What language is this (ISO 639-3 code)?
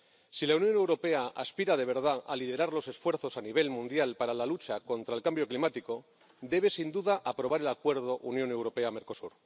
spa